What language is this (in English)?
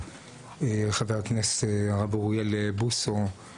Hebrew